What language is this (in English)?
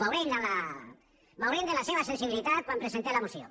Catalan